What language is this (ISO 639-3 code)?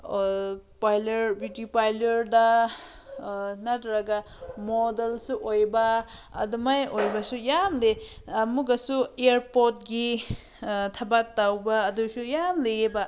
mni